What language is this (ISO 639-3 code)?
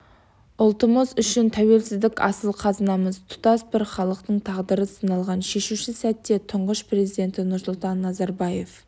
kaz